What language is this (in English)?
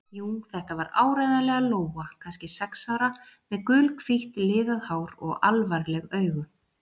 Icelandic